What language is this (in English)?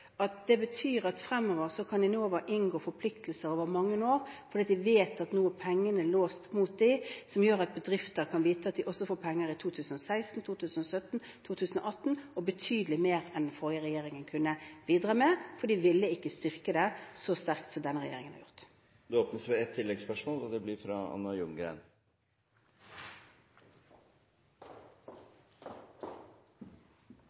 Norwegian Bokmål